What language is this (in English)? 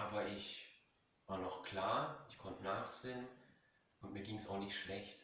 German